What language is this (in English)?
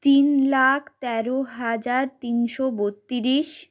Bangla